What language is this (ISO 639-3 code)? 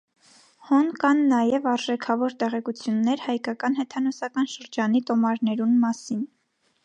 hye